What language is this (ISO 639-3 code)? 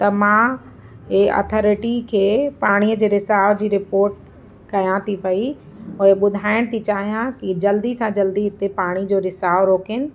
snd